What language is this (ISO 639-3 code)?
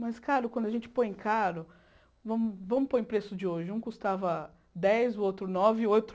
por